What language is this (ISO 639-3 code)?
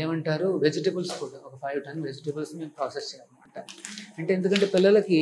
tel